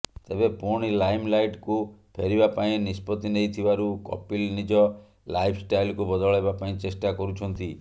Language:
Odia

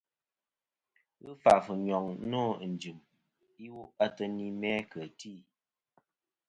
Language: Kom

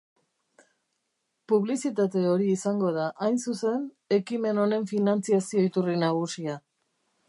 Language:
Basque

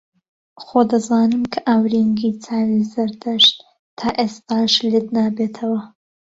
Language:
Central Kurdish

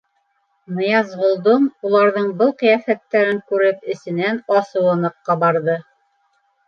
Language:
Bashkir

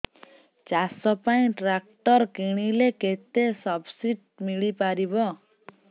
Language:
Odia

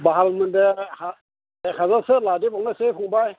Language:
Bodo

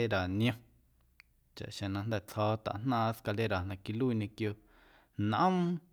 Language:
Guerrero Amuzgo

